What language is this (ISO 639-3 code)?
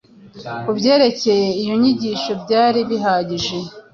kin